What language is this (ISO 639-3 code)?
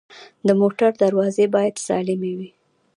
pus